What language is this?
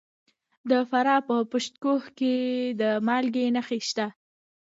Pashto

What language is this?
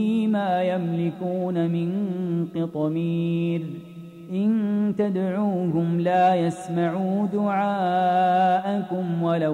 Arabic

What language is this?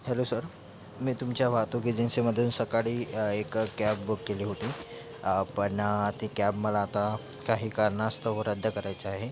Marathi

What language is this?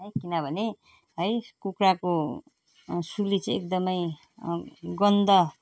Nepali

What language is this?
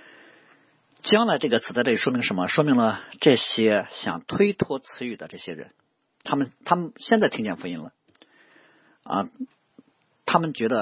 Chinese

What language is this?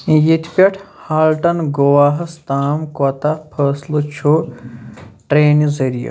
Kashmiri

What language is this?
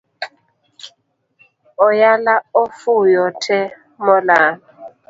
Luo (Kenya and Tanzania)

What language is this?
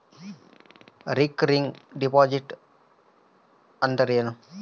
Kannada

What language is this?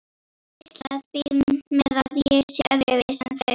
Icelandic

